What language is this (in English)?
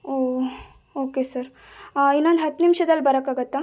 Kannada